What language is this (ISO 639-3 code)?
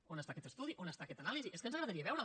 cat